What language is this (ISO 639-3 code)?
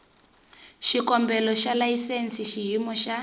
tso